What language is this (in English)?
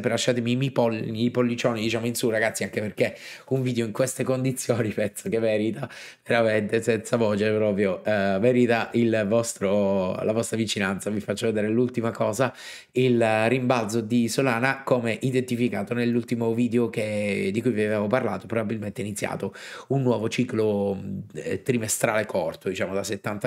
Italian